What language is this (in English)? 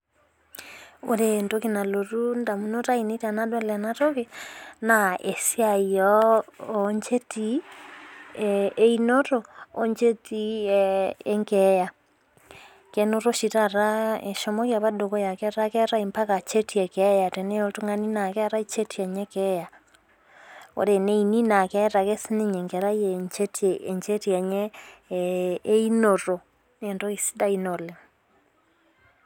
Masai